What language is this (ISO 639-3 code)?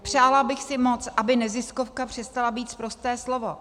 ces